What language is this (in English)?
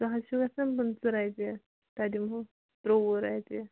Kashmiri